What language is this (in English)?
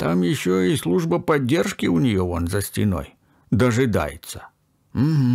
Russian